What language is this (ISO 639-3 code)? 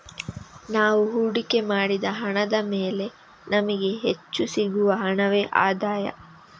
kan